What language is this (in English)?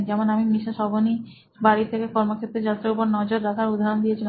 Bangla